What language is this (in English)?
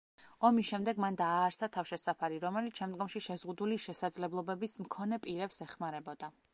Georgian